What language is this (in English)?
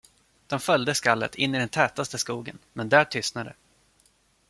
Swedish